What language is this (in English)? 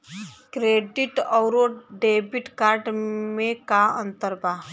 Bhojpuri